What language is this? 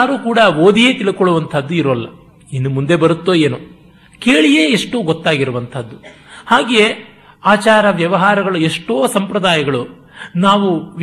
Kannada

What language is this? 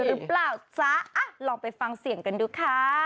Thai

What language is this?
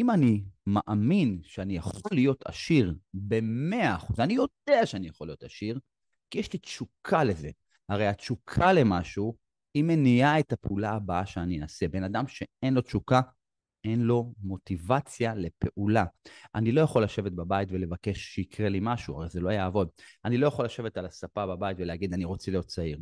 Hebrew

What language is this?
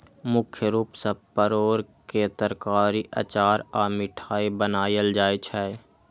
Maithili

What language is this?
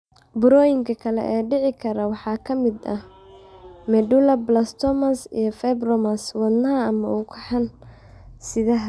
Somali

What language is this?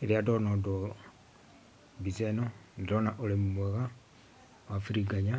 Kikuyu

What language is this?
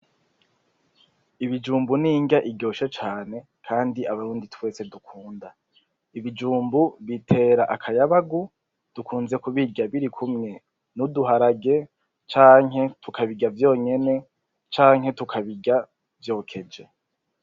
Rundi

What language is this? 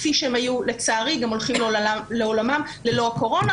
Hebrew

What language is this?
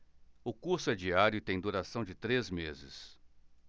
Portuguese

